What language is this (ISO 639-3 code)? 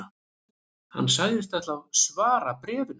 isl